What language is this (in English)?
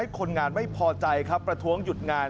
Thai